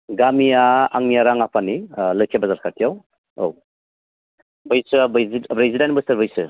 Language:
Bodo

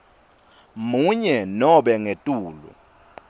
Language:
Swati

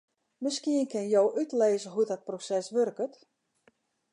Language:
Western Frisian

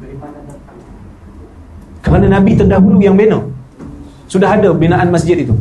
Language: Malay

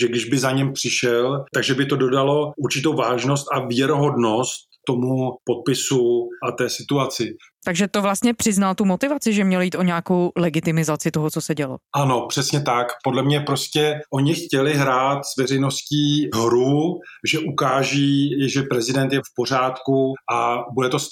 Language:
Czech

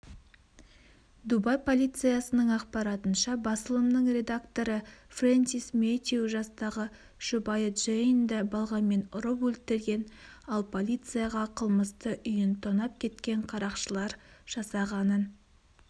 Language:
Kazakh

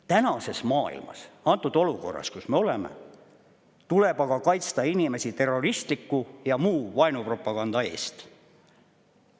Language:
Estonian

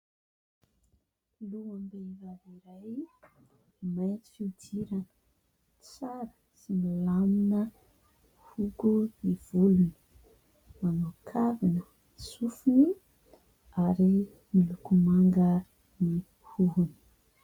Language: Malagasy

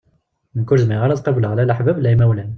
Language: Kabyle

